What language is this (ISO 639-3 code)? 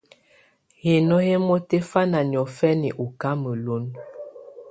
tvu